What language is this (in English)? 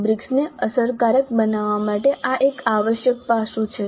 Gujarati